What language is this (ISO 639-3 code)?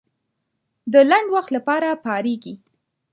pus